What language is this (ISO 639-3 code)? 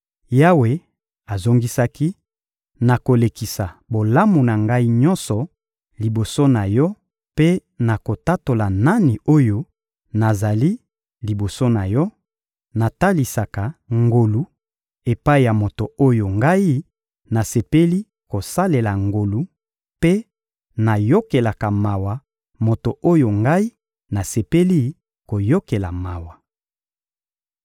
lin